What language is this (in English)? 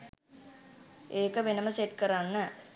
Sinhala